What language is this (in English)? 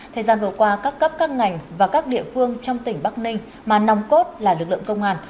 Vietnamese